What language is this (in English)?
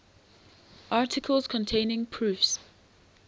English